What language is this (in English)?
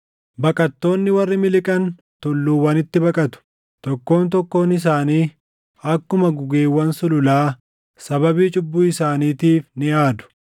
Oromo